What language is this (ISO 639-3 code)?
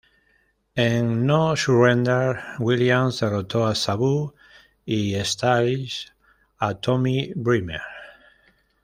spa